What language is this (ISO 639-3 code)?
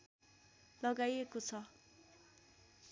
nep